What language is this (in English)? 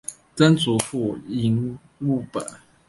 Chinese